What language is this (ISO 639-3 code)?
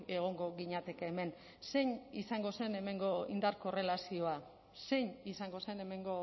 eus